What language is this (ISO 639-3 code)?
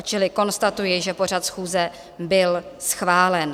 ces